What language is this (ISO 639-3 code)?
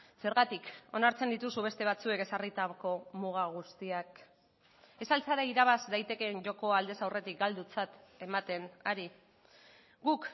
eus